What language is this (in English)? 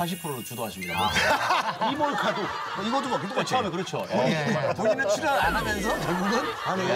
Korean